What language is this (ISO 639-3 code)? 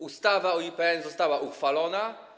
pol